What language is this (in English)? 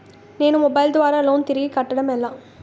Telugu